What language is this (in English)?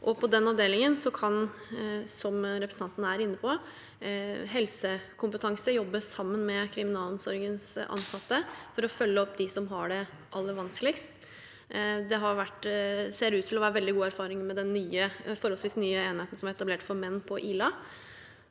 Norwegian